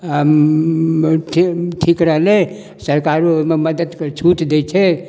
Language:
Maithili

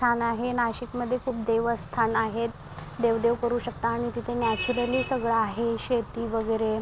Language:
Marathi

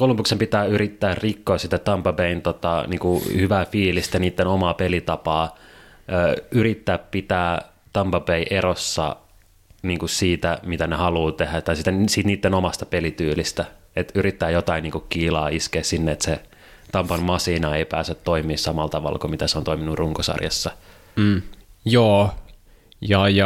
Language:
Finnish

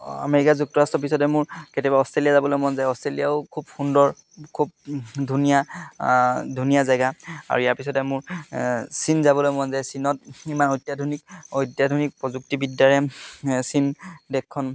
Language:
Assamese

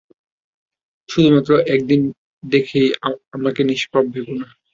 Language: Bangla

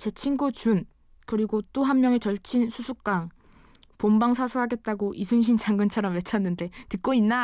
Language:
Korean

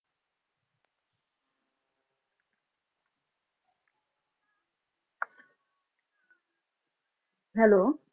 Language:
Punjabi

